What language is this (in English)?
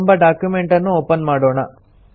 Kannada